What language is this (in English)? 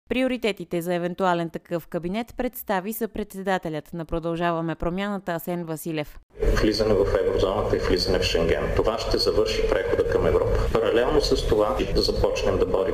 Bulgarian